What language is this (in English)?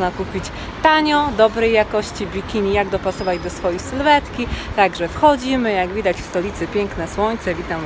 Polish